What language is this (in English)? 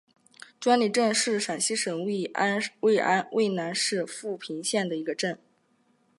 Chinese